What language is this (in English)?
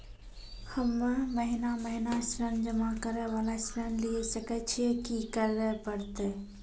Maithili